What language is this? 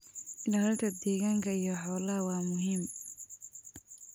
Somali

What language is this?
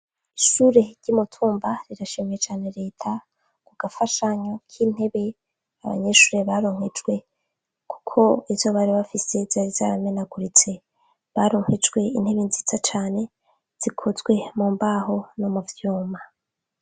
Rundi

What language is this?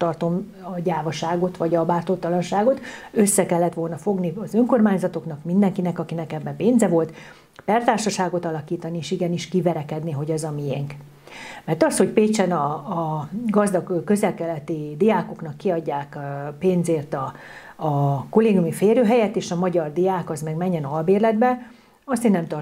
Hungarian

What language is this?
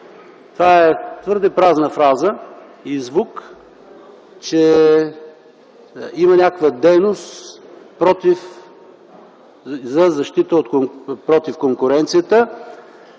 Bulgarian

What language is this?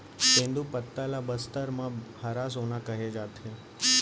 Chhattisgarhi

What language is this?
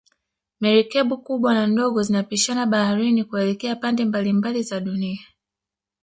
Swahili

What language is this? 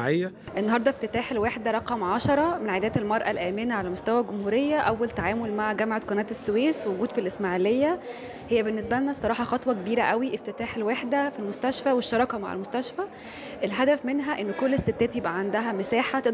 Arabic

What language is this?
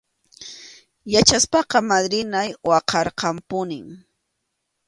Arequipa-La Unión Quechua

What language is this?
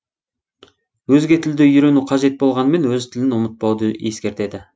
Kazakh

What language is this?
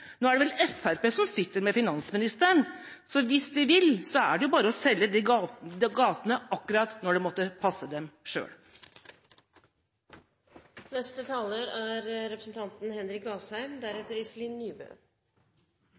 Norwegian Bokmål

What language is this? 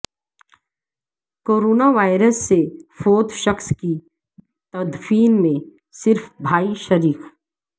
Urdu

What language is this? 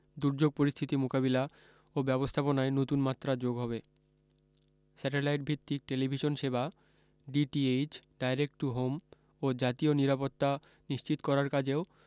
Bangla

